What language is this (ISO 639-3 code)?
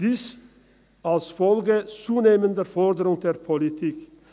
gsw